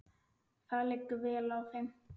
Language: Icelandic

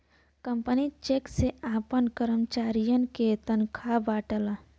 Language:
Bhojpuri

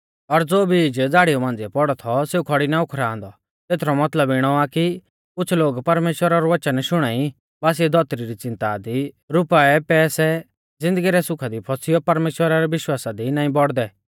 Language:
Mahasu Pahari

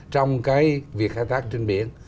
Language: Vietnamese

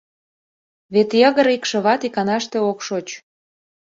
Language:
Mari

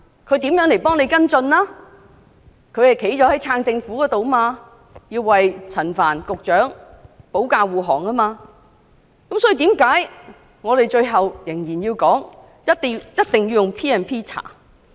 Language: Cantonese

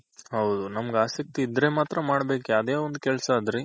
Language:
Kannada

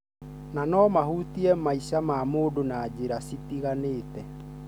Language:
Kikuyu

